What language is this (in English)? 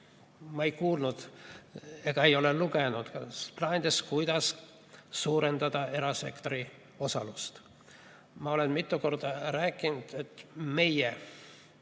Estonian